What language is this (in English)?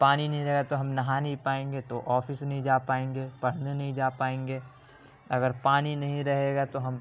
Urdu